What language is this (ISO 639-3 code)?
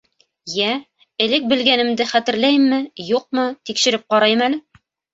bak